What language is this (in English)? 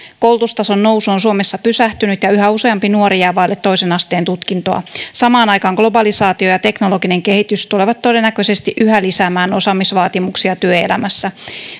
Finnish